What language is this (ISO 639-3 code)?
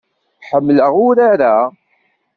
kab